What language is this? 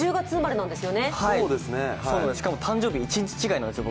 Japanese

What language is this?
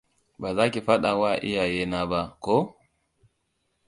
Hausa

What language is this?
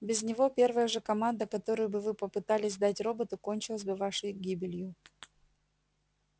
Russian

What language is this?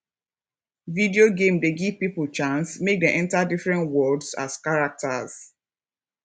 Nigerian Pidgin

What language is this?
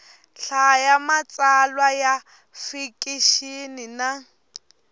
Tsonga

